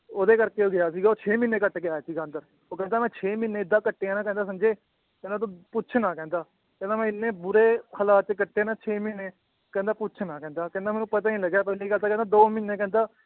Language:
Punjabi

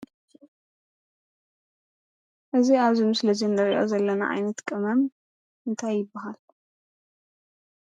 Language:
Tigrinya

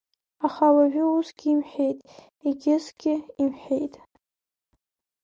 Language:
Abkhazian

